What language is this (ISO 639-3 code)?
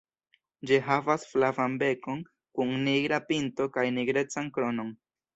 epo